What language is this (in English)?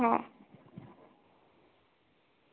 Gujarati